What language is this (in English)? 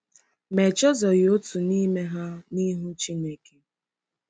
Igbo